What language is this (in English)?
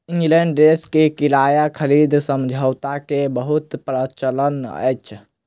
Maithili